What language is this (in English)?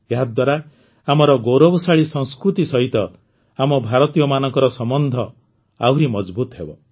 Odia